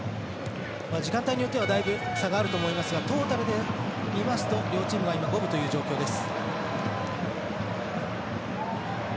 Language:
Japanese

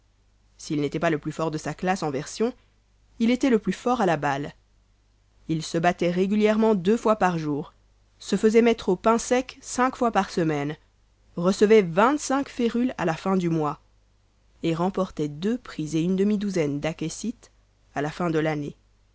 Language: French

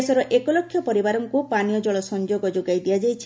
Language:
Odia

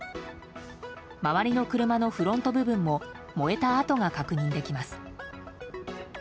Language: Japanese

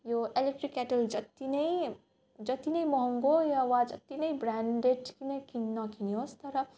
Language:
Nepali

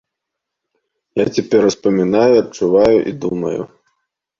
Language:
Belarusian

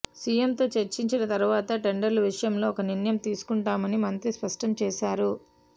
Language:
Telugu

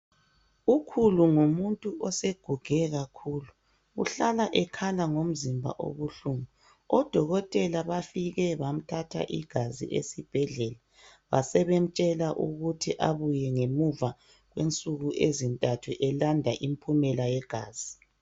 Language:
North Ndebele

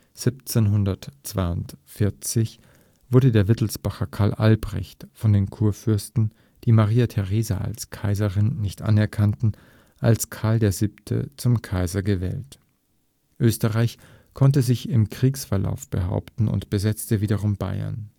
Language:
German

